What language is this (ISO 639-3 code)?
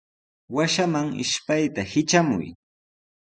qws